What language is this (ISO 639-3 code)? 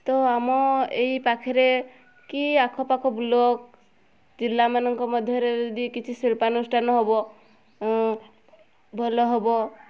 ori